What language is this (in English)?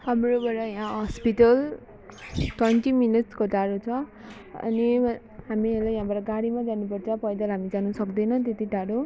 Nepali